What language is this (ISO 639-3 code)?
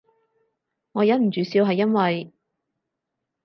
yue